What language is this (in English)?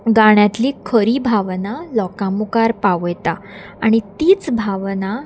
Konkani